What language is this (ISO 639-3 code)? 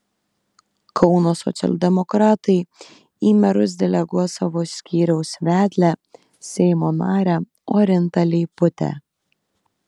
lit